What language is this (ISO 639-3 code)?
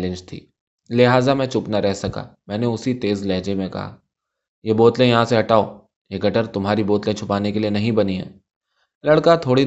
urd